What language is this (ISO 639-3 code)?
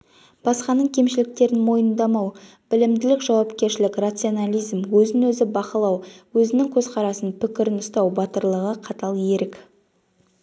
kaz